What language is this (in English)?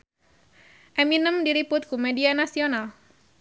Sundanese